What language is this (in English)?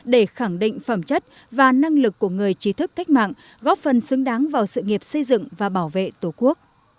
Vietnamese